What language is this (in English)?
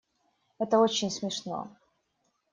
Russian